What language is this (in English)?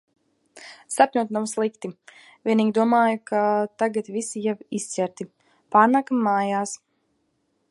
Latvian